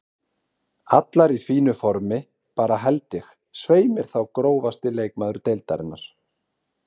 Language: Icelandic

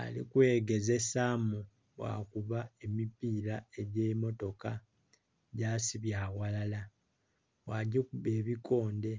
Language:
Soga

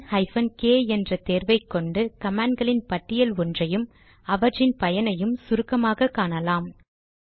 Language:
Tamil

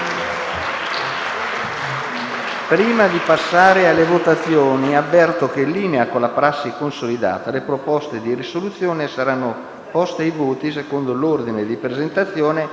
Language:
Italian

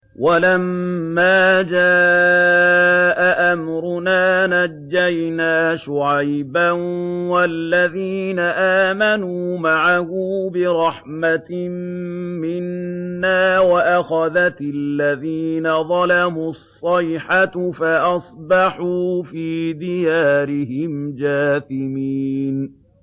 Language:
Arabic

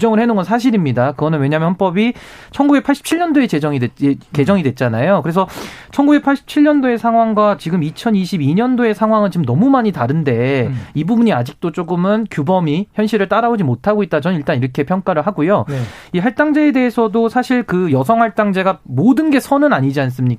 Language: Korean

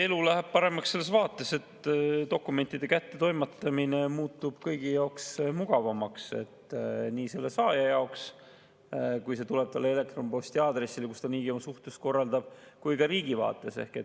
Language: Estonian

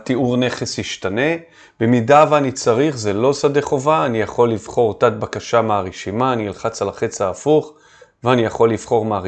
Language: Hebrew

